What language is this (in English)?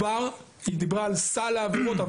Hebrew